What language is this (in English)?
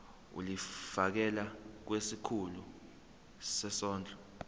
Zulu